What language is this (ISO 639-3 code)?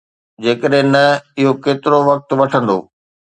snd